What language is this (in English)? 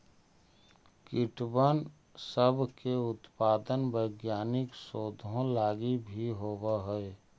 Magahi